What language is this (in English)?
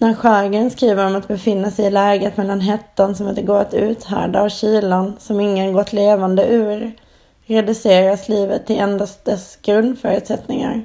Swedish